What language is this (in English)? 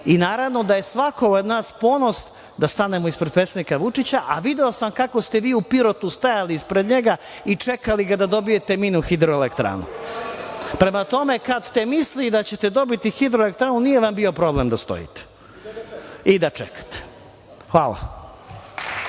Serbian